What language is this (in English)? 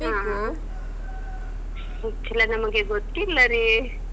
Kannada